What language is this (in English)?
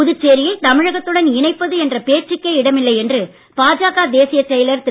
Tamil